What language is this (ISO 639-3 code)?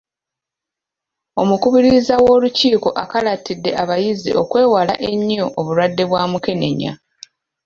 lug